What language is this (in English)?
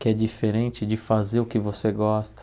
Portuguese